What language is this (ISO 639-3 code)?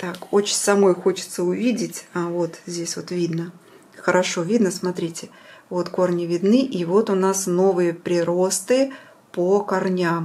rus